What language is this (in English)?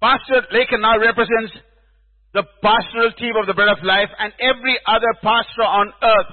English